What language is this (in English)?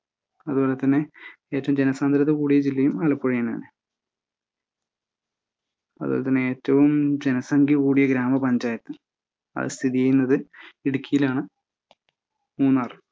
Malayalam